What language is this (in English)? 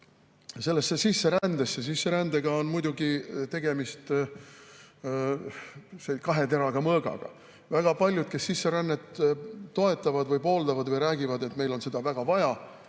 Estonian